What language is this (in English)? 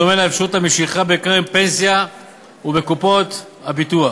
Hebrew